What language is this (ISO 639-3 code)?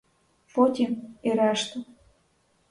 ukr